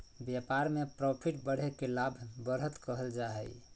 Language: Magahi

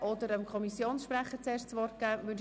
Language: Swiss German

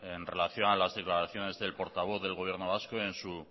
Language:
Spanish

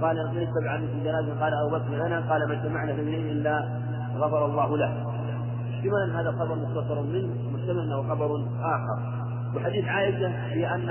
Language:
Arabic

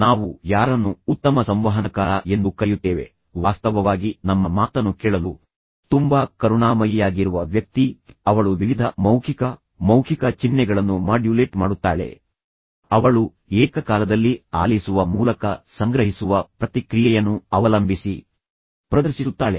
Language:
Kannada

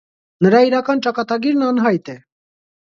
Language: Armenian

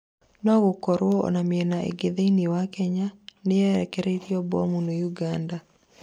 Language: Kikuyu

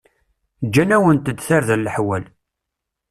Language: Kabyle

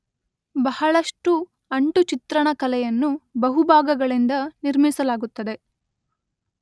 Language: Kannada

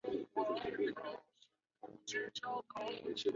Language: Chinese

